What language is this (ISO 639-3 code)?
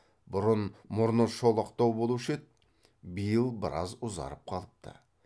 kaz